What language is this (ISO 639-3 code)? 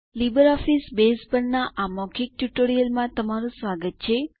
guj